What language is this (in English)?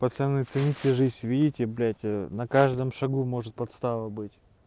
Russian